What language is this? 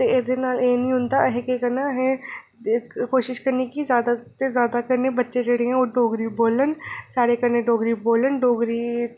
Dogri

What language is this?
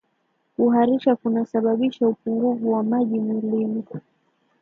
Swahili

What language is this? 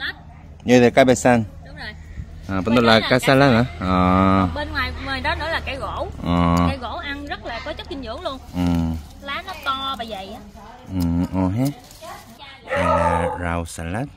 Vietnamese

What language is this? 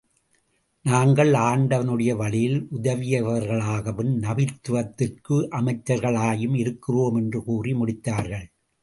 Tamil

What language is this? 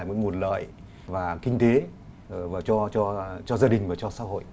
Vietnamese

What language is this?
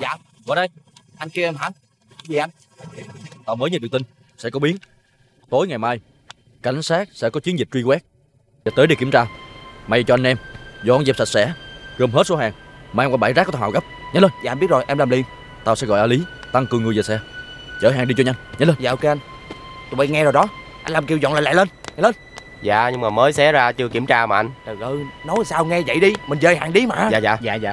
Vietnamese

